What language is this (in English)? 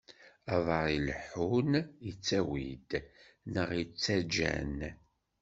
Kabyle